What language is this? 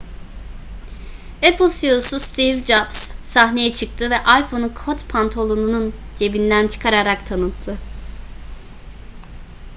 Turkish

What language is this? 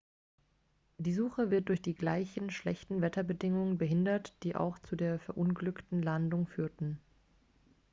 German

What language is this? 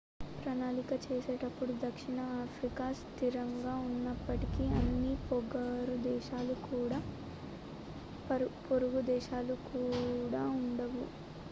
Telugu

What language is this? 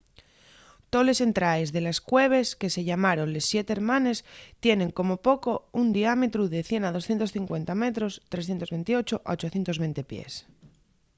Asturian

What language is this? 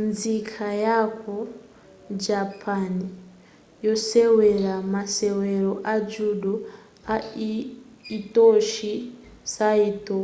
Nyanja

